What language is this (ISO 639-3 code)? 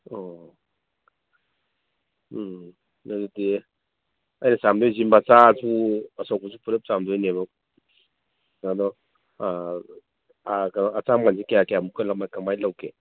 mni